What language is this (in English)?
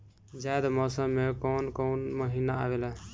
Bhojpuri